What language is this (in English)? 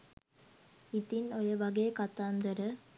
Sinhala